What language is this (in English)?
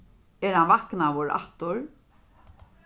Faroese